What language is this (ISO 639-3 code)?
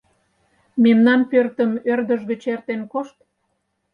chm